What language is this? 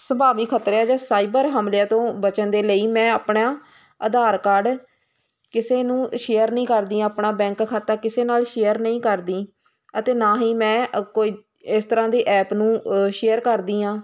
Punjabi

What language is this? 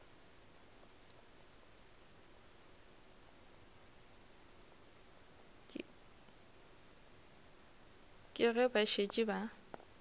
Northern Sotho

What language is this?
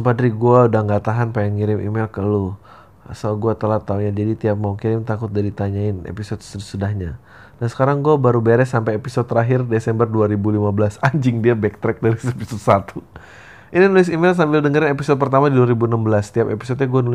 Indonesian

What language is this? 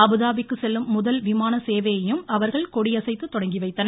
Tamil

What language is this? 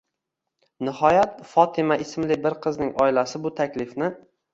Uzbek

